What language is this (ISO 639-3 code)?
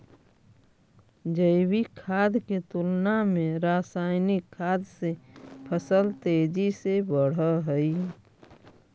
mag